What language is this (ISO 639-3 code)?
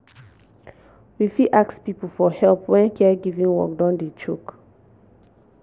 pcm